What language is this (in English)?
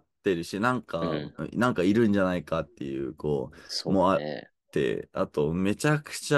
Japanese